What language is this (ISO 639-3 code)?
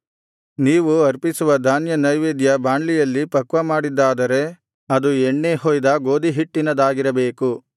kan